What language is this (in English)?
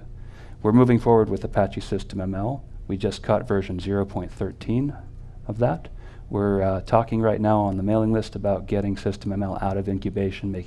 English